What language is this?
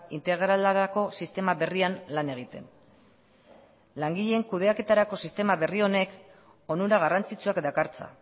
Basque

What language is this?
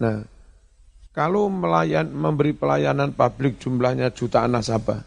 Indonesian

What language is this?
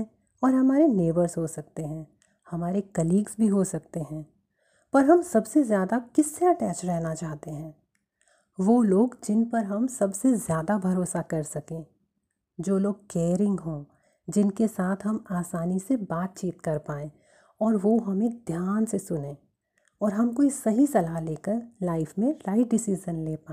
Hindi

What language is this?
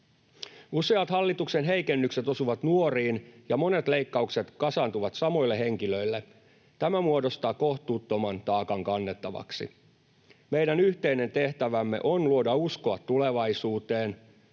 Finnish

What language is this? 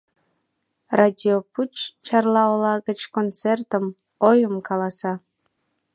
Mari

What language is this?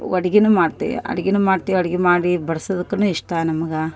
Kannada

